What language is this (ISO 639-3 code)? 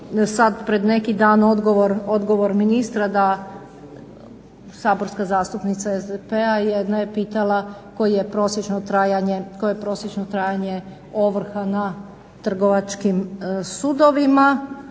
hrv